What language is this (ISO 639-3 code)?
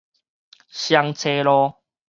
nan